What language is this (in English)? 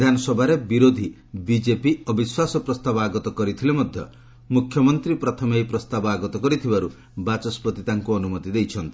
Odia